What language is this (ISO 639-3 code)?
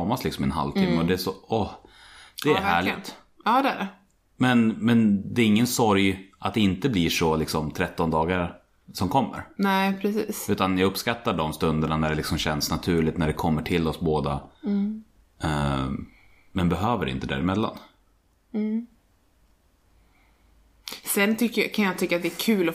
swe